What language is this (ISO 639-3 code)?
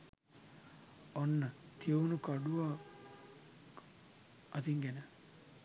sin